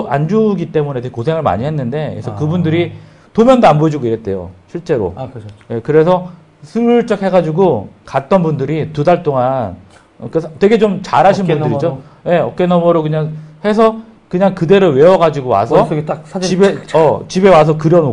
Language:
Korean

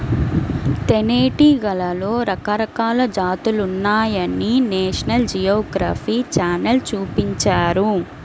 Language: Telugu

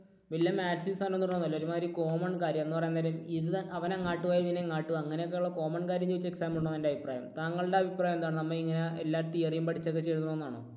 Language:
Malayalam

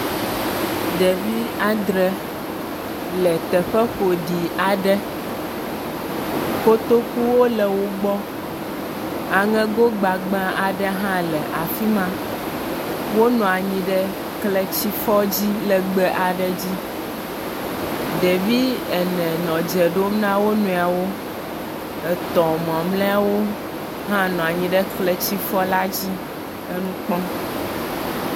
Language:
Ewe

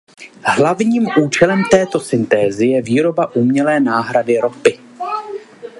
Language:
Czech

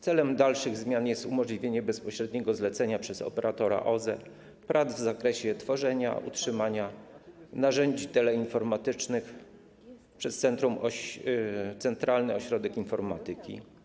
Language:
Polish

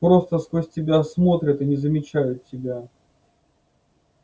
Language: Russian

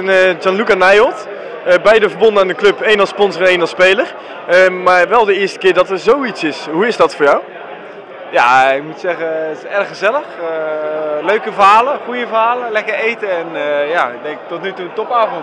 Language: Dutch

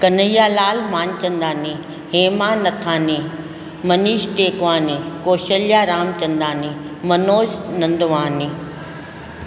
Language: Sindhi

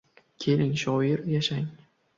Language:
Uzbek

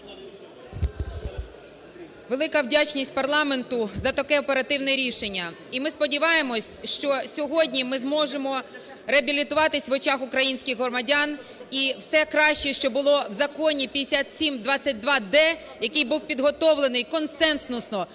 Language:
Ukrainian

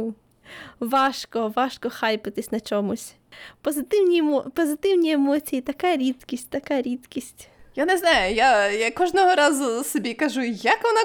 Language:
Ukrainian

